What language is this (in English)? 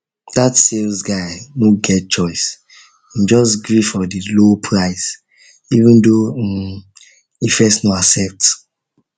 Nigerian Pidgin